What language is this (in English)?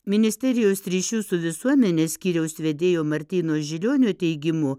Lithuanian